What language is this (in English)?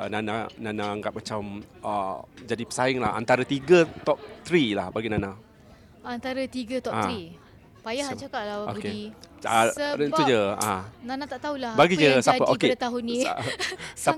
Malay